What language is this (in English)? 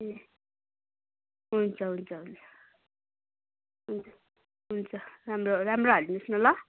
Nepali